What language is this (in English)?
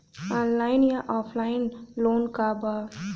Bhojpuri